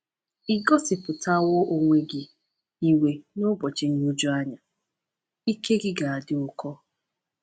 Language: Igbo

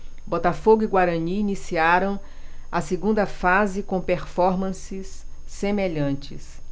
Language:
Portuguese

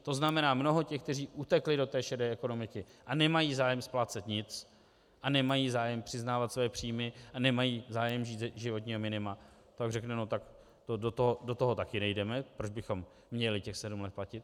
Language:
Czech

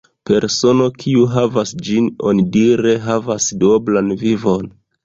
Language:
Esperanto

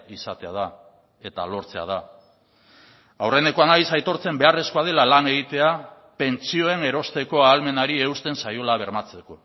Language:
Basque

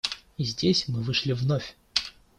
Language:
Russian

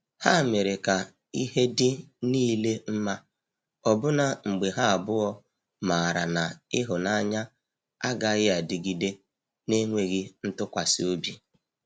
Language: Igbo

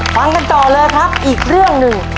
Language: Thai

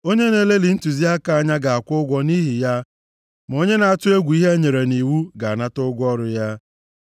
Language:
Igbo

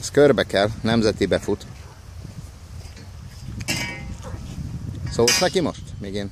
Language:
Hungarian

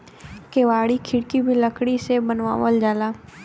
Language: Bhojpuri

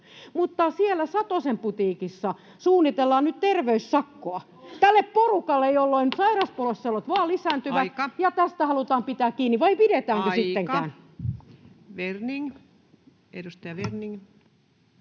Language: Finnish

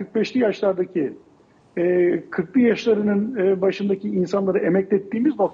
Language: Turkish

